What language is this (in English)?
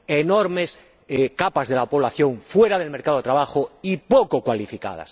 Spanish